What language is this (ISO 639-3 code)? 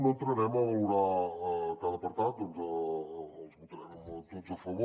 cat